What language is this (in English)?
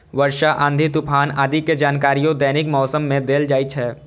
Maithili